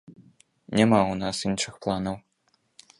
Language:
Belarusian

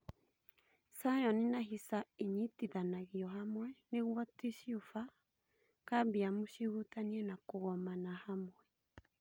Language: Kikuyu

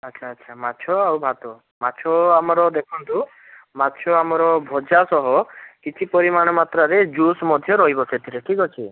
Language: Odia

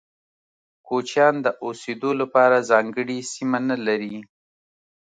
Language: Pashto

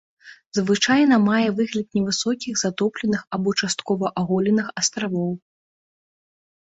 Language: Belarusian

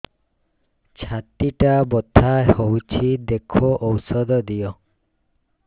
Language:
Odia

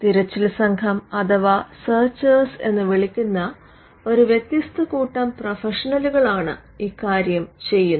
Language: Malayalam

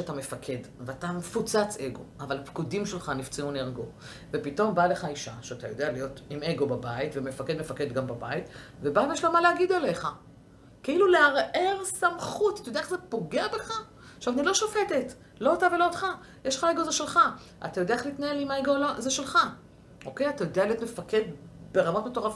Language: Hebrew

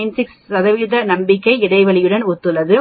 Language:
Tamil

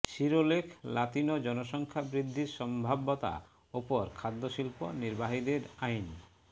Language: Bangla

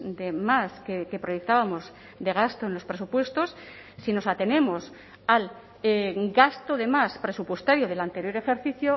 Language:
Spanish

